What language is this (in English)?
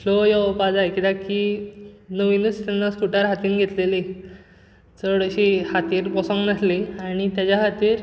Konkani